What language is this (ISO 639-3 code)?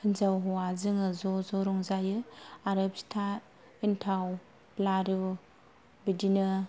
brx